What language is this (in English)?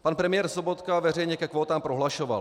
Czech